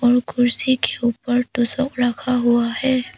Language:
Hindi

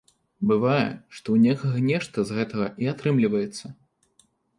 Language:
Belarusian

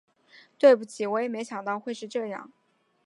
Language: Chinese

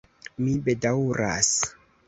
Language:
Esperanto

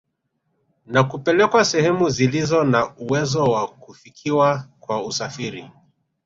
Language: Swahili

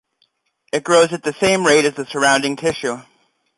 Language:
English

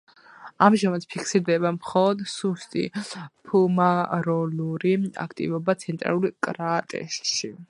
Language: Georgian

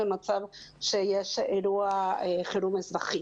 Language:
Hebrew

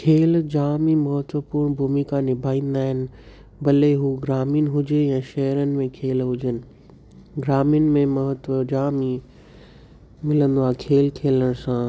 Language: Sindhi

